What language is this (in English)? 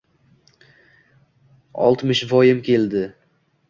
Uzbek